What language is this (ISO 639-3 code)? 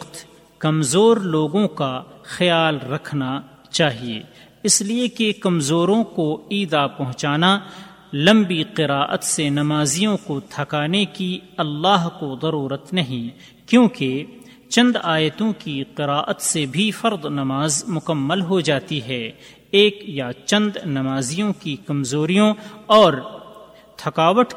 urd